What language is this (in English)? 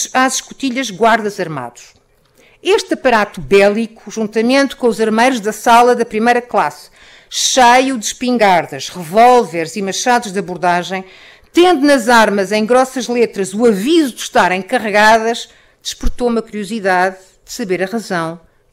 Portuguese